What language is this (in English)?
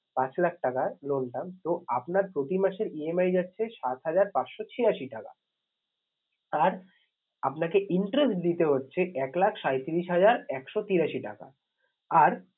Bangla